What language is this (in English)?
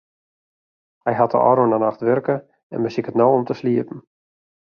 Western Frisian